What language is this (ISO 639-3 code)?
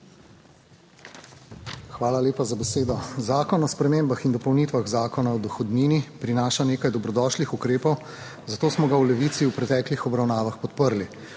slv